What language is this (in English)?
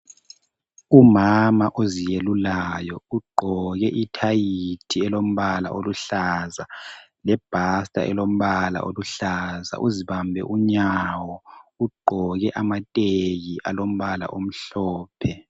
North Ndebele